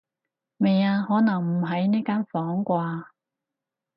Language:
Cantonese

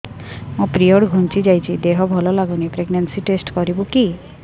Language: Odia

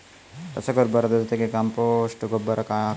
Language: Kannada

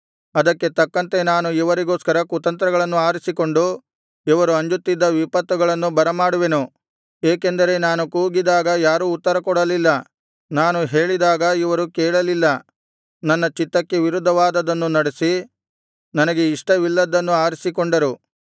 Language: Kannada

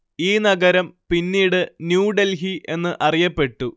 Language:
Malayalam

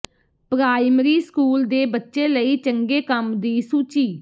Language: Punjabi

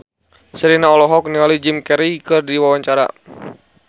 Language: Sundanese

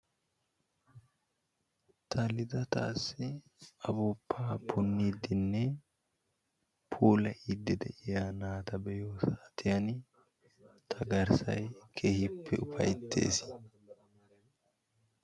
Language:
Wolaytta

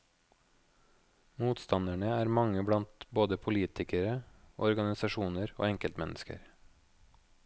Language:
Norwegian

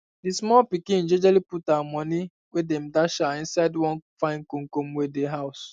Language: Nigerian Pidgin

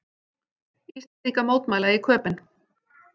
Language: Icelandic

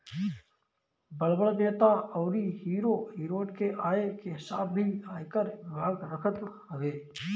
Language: Bhojpuri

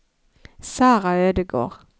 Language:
Norwegian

